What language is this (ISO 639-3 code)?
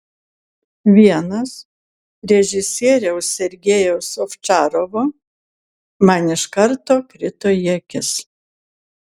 lit